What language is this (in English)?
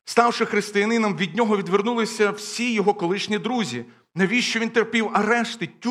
Ukrainian